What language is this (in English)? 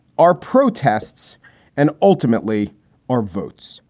English